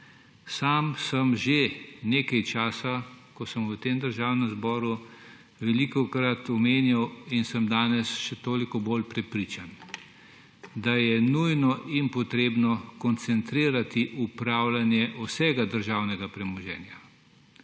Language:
Slovenian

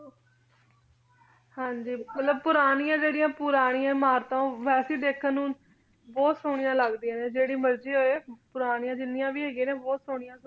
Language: Punjabi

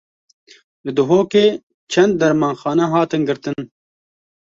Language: Kurdish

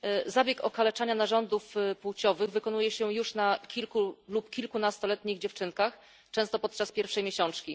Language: Polish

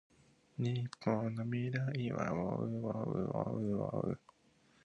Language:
Japanese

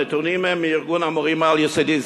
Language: Hebrew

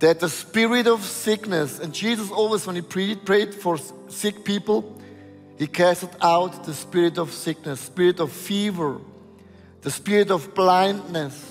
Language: English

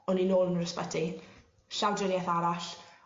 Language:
Welsh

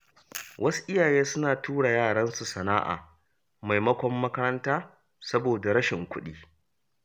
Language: Hausa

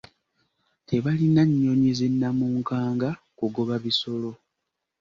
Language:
Ganda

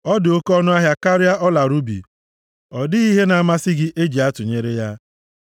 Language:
Igbo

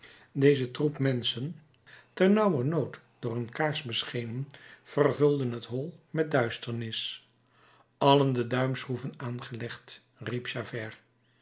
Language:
Dutch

